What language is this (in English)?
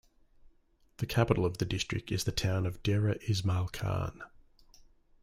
English